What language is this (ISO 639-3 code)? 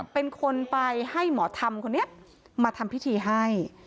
tha